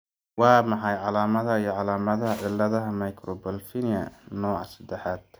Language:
Somali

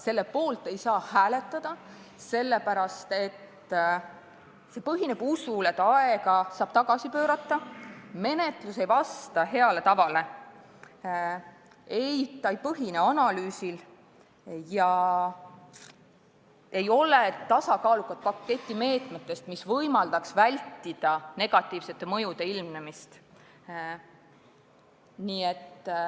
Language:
Estonian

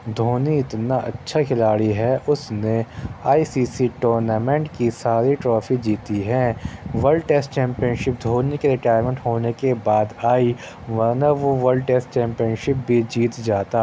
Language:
Urdu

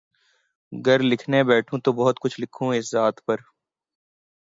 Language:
Urdu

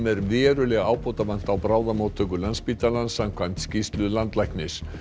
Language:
Icelandic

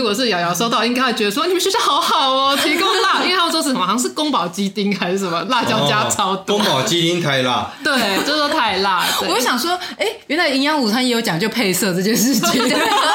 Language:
Chinese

